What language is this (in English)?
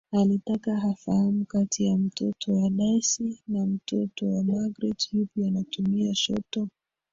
Swahili